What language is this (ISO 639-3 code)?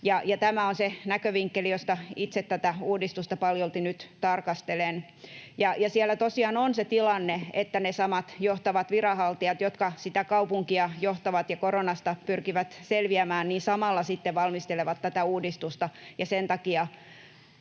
fin